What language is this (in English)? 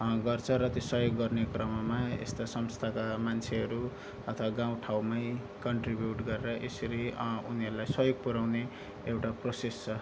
Nepali